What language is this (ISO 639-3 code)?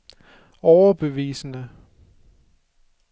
dan